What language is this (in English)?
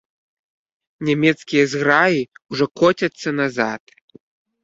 Belarusian